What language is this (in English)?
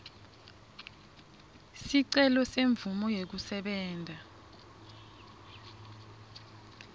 Swati